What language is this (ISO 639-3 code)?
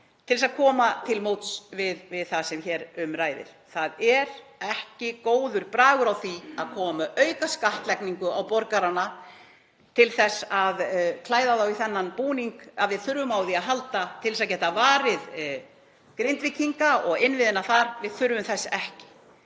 isl